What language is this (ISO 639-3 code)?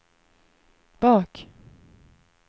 swe